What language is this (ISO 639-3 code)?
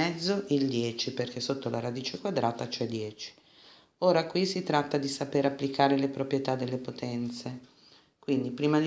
ita